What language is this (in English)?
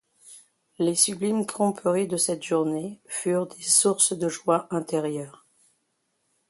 French